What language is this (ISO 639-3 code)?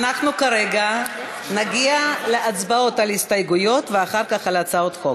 heb